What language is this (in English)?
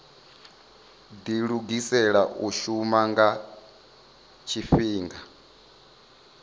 Venda